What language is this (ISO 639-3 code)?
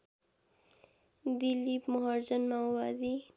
nep